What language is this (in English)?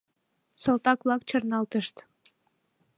Mari